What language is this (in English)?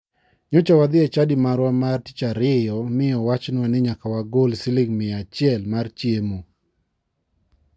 Luo (Kenya and Tanzania)